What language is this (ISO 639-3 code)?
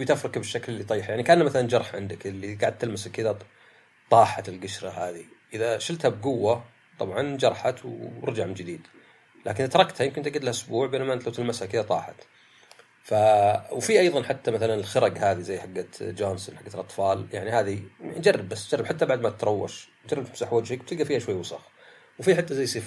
ara